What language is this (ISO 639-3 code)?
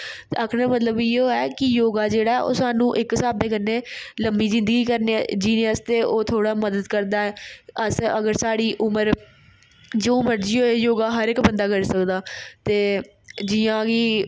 doi